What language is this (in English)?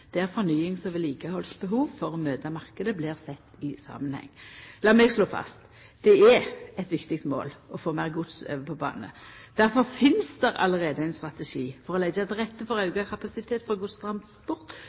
Norwegian Nynorsk